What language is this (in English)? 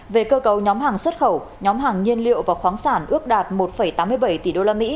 Vietnamese